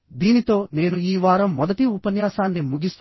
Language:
Telugu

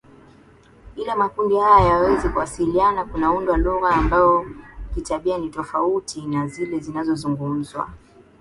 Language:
Swahili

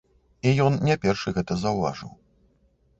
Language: Belarusian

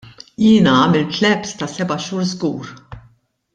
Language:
Maltese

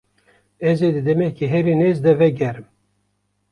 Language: Kurdish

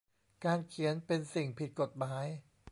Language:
Thai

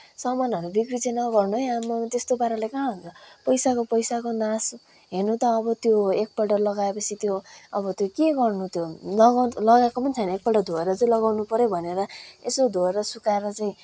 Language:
Nepali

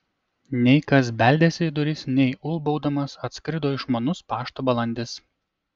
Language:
Lithuanian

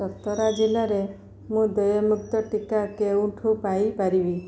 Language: Odia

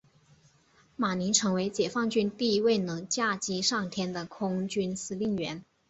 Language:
Chinese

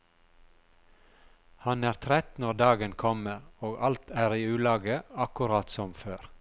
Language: Norwegian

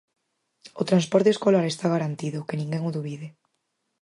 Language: Galician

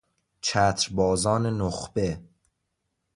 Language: Persian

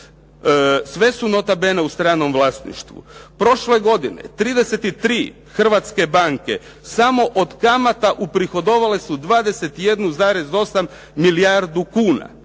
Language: Croatian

